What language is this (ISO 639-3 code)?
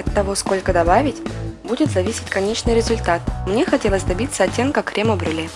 rus